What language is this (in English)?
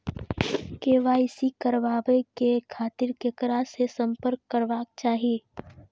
Maithili